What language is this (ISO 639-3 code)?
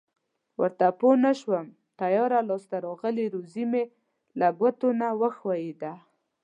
pus